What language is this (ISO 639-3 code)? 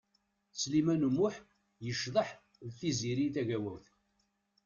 kab